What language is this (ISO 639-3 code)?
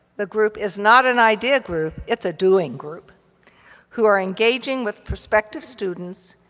eng